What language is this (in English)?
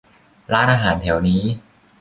Thai